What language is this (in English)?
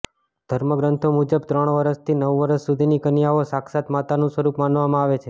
Gujarati